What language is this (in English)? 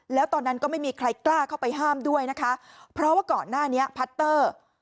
Thai